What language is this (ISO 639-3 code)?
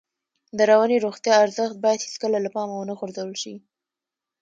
pus